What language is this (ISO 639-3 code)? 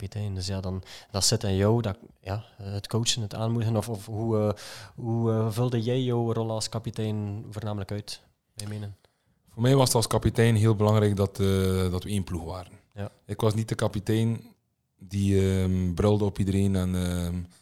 nld